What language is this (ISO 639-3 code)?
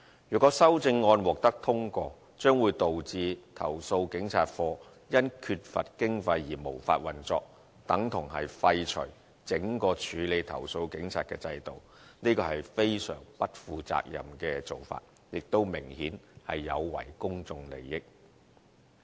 yue